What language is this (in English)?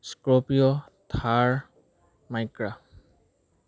Assamese